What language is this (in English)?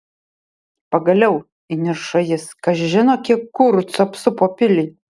Lithuanian